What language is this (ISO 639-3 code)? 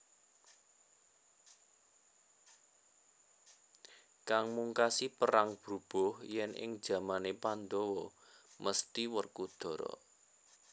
jav